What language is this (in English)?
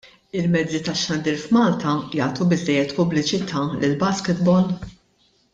Maltese